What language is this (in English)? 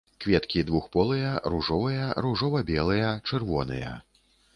Belarusian